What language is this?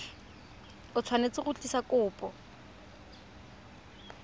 Tswana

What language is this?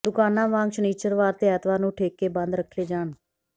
Punjabi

